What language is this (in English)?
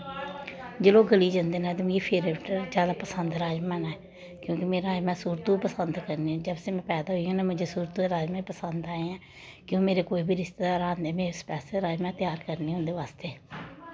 Dogri